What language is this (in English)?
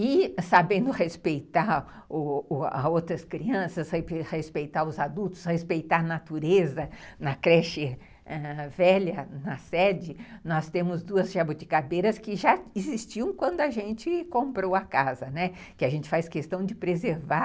Portuguese